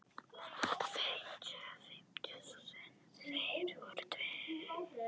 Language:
Icelandic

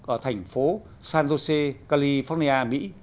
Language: Vietnamese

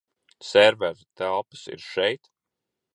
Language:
Latvian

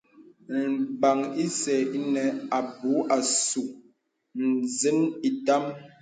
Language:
Bebele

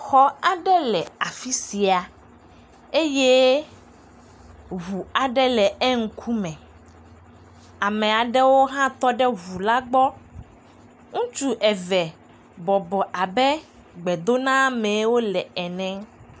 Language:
Ewe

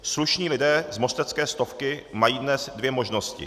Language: Czech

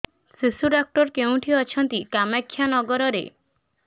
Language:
Odia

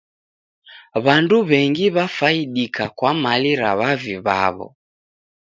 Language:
Taita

